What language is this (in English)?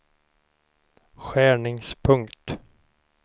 Swedish